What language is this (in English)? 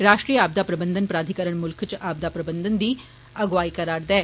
Dogri